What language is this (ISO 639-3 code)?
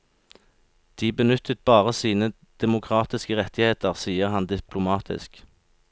nor